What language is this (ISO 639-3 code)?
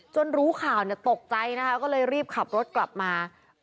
tha